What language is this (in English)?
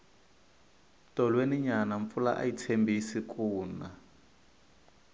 Tsonga